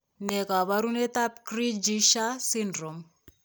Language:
Kalenjin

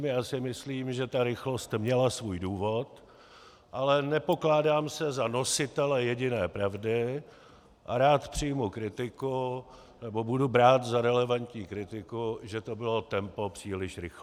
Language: Czech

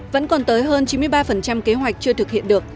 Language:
Vietnamese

